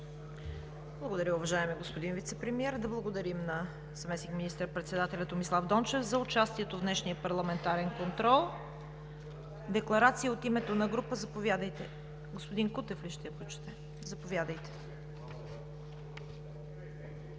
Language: Bulgarian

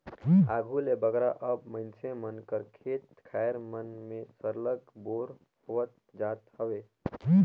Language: Chhattisgarhi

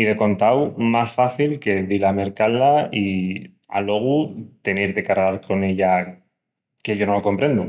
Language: Extremaduran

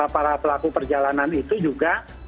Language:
Indonesian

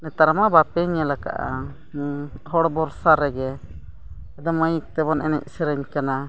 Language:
Santali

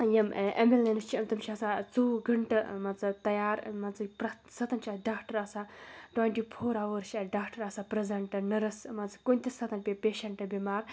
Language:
Kashmiri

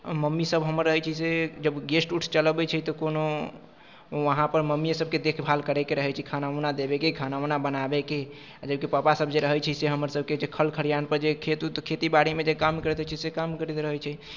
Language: Maithili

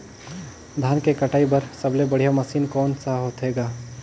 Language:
Chhattisgarhi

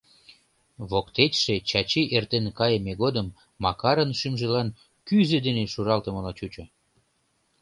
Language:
Mari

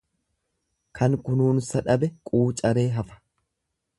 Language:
Oromo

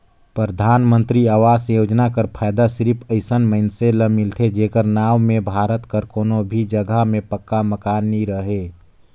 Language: Chhattisgarhi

